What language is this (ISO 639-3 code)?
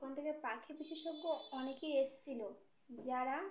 ben